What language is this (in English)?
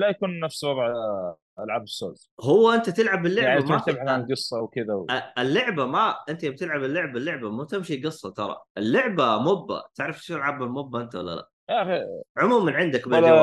Arabic